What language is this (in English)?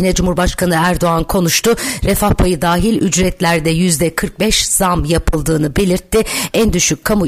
Turkish